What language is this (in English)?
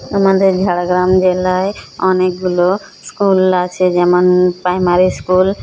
Bangla